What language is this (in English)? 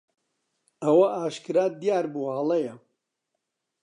Central Kurdish